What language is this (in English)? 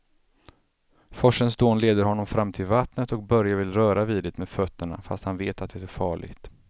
Swedish